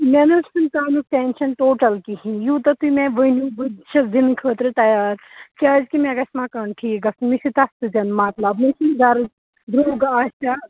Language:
Kashmiri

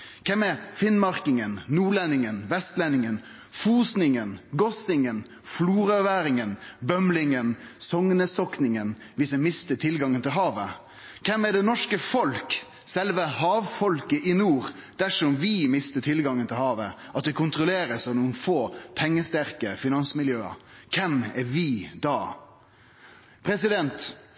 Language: Norwegian Nynorsk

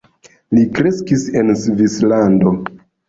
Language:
Esperanto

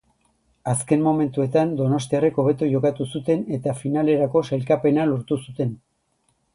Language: Basque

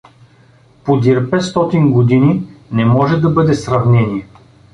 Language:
Bulgarian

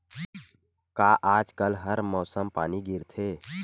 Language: Chhattisgarhi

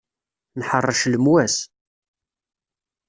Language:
Kabyle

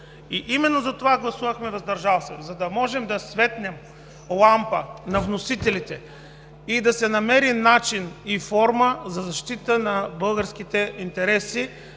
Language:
Bulgarian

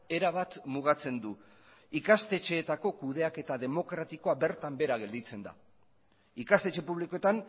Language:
Basque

